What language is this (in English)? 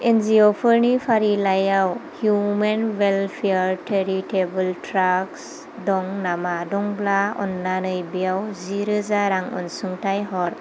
Bodo